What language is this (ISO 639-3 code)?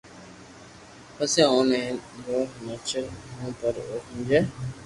lrk